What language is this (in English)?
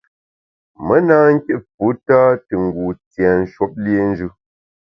Bamun